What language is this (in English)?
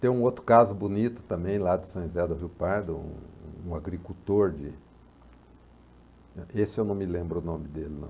Portuguese